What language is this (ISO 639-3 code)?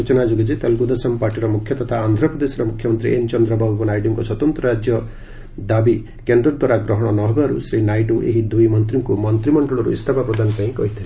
ori